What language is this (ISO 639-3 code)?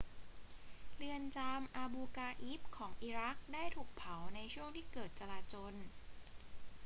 tha